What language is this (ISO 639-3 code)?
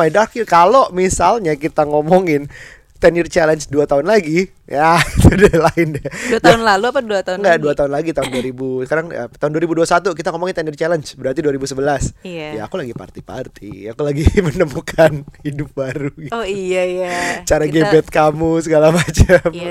ind